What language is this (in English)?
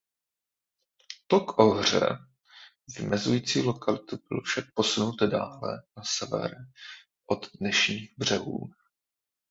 Czech